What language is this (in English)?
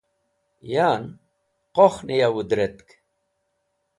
Wakhi